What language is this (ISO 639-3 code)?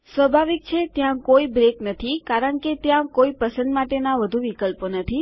guj